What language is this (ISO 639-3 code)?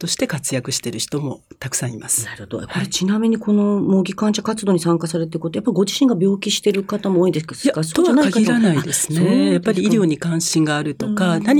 jpn